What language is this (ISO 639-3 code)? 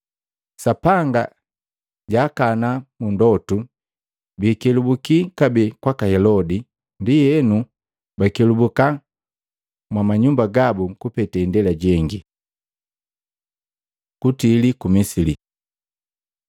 mgv